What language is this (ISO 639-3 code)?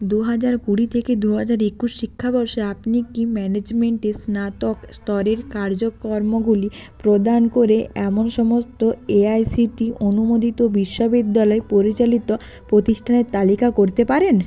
ben